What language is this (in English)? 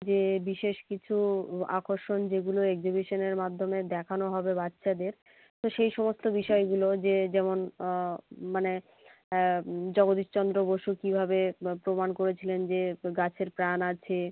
Bangla